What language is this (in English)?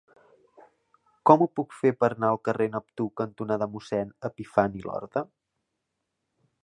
Catalan